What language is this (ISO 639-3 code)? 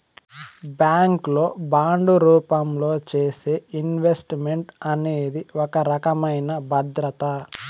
tel